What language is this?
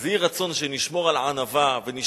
Hebrew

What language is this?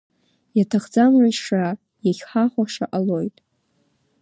Abkhazian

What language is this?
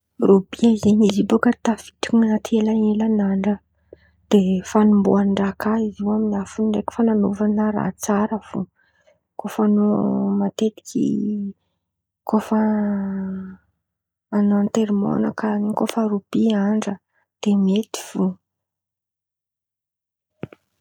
Antankarana Malagasy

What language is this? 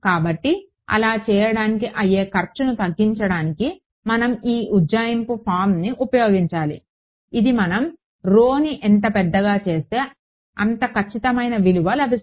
Telugu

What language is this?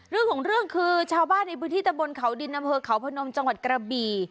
Thai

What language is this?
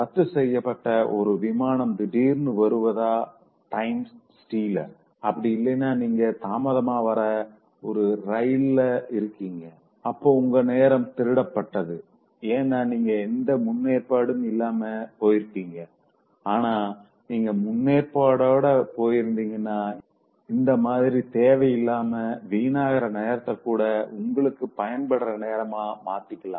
Tamil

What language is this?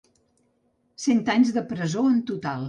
Catalan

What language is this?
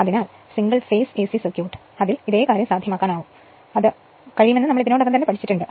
Malayalam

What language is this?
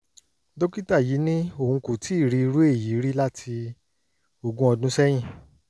Yoruba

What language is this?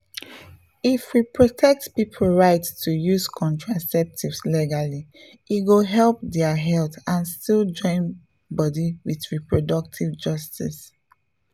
Nigerian Pidgin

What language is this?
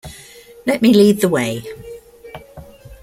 English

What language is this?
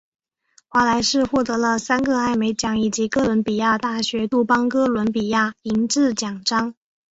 Chinese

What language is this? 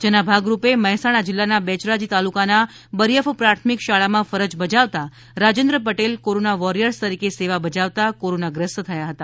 Gujarati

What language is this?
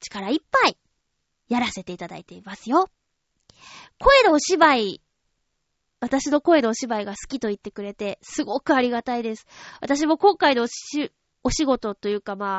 Japanese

